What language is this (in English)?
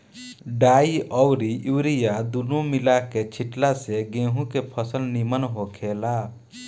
Bhojpuri